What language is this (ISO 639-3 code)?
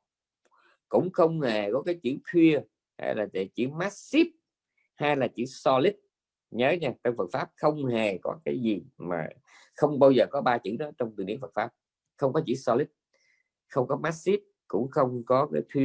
vie